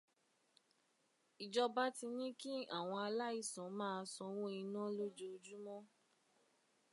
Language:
Yoruba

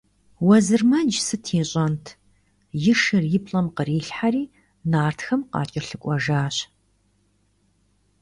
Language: Kabardian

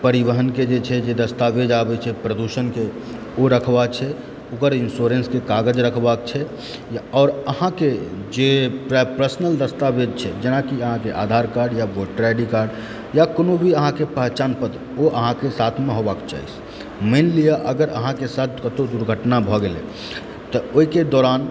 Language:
Maithili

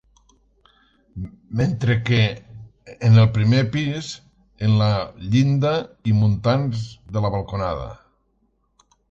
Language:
Catalan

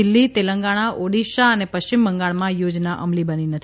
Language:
Gujarati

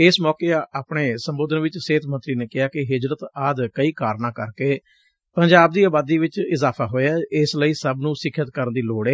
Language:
Punjabi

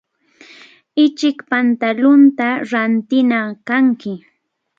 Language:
Cajatambo North Lima Quechua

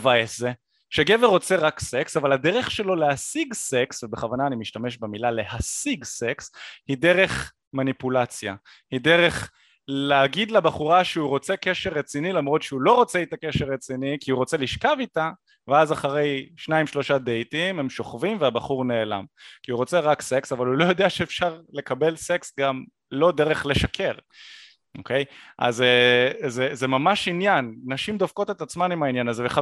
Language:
Hebrew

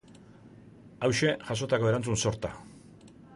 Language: Basque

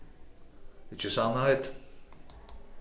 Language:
Faroese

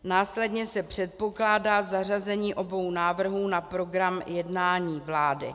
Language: Czech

